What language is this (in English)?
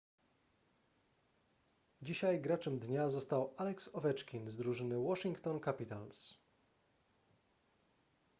Polish